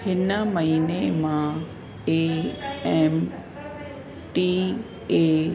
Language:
Sindhi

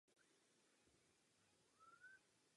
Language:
Czech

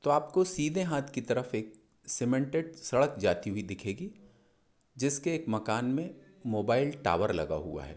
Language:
Hindi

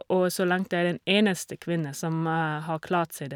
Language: Norwegian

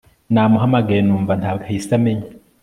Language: Kinyarwanda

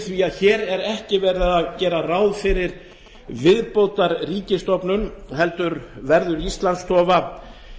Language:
Icelandic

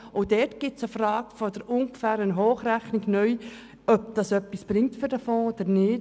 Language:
Swiss German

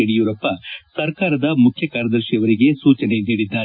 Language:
Kannada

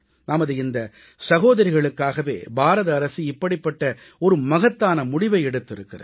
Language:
Tamil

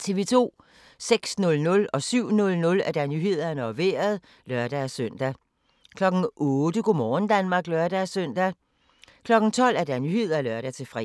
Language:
Danish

